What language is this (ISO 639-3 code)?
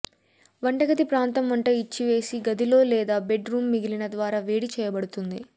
tel